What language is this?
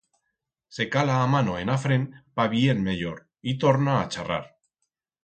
Aragonese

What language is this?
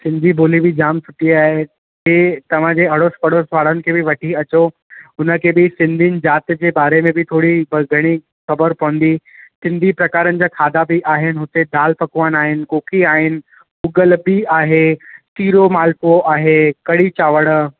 Sindhi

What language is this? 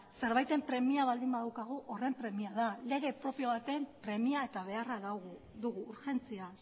Basque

